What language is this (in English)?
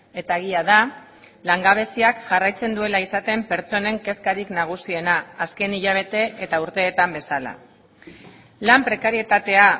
Basque